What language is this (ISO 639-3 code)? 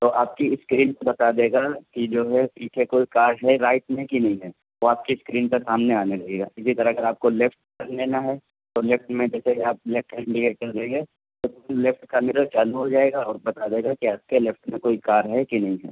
urd